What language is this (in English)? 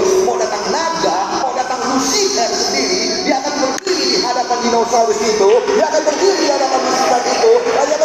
Indonesian